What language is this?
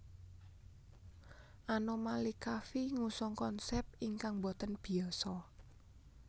Javanese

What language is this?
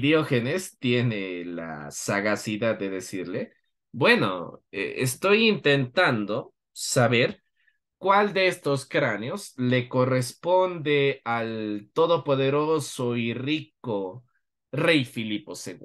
Spanish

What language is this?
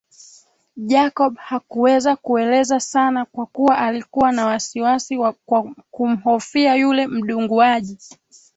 Swahili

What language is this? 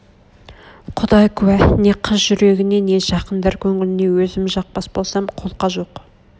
Kazakh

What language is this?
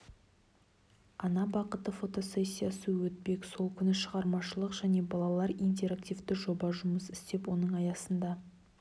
Kazakh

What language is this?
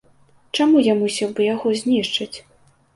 Belarusian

